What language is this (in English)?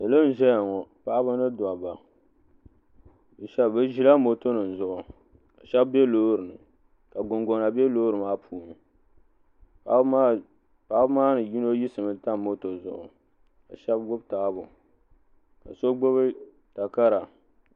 Dagbani